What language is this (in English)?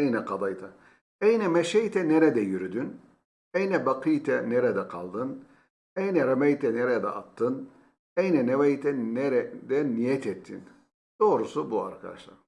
Turkish